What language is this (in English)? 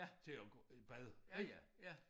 Danish